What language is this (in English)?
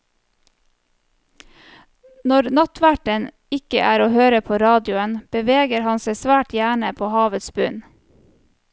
Norwegian